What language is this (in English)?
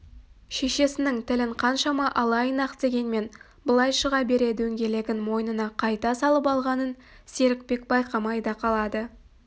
Kazakh